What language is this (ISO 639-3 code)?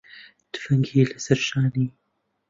ckb